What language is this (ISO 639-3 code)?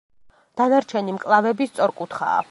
kat